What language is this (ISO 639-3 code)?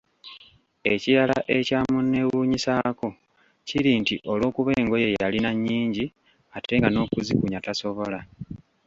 lug